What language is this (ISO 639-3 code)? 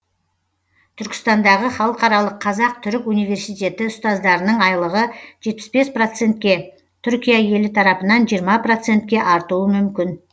kaz